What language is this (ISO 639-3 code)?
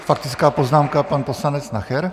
ces